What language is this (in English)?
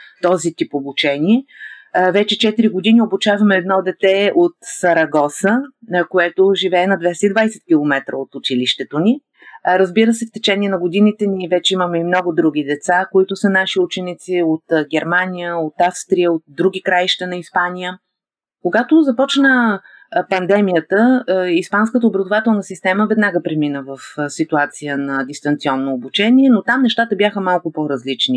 Bulgarian